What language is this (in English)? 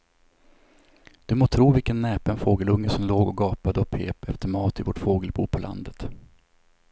Swedish